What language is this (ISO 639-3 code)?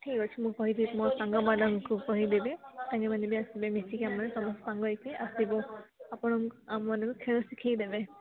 ori